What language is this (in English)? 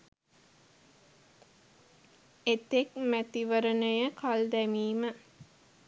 Sinhala